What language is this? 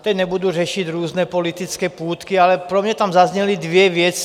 Czech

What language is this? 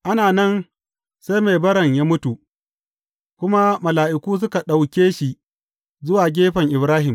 Hausa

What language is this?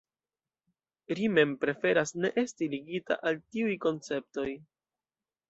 Esperanto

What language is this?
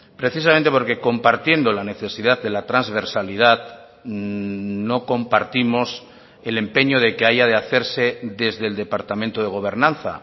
Spanish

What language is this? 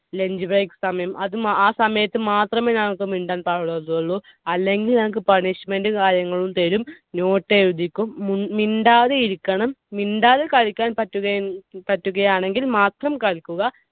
Malayalam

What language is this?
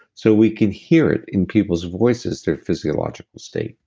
English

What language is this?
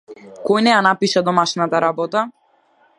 Macedonian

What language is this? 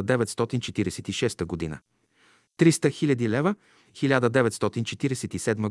Bulgarian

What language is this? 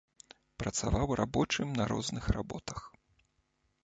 Belarusian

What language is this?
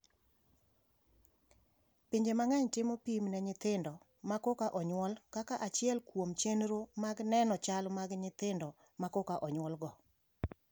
Luo (Kenya and Tanzania)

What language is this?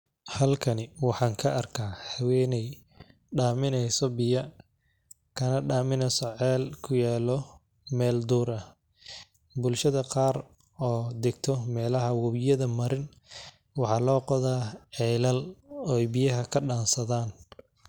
Somali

